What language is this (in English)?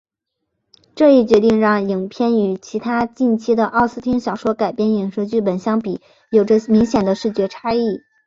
Chinese